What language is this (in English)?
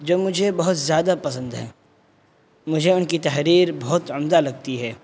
Urdu